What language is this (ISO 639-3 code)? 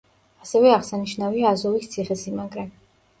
kat